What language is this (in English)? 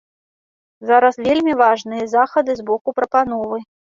Belarusian